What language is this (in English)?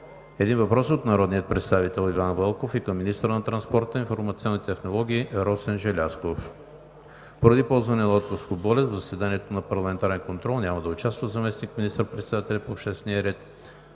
Bulgarian